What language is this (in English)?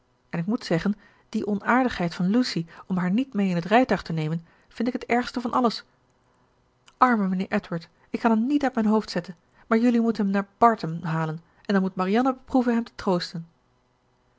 Dutch